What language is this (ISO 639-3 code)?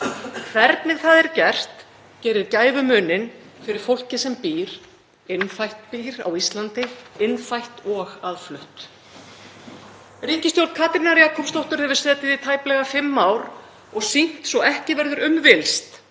isl